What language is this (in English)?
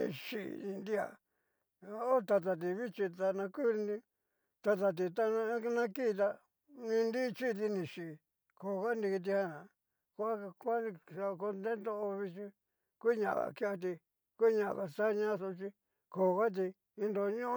Cacaloxtepec Mixtec